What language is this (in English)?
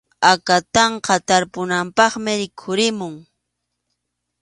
Arequipa-La Unión Quechua